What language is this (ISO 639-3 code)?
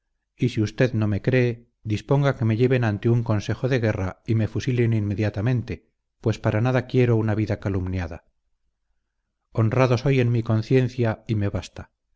spa